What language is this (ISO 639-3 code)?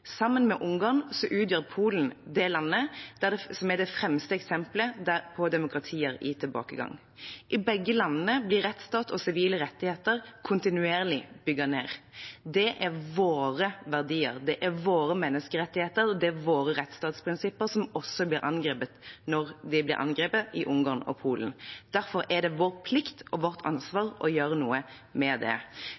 nob